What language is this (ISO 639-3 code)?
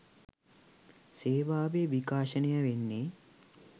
sin